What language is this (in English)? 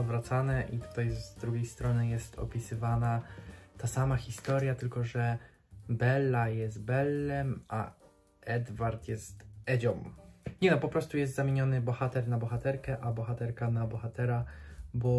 Polish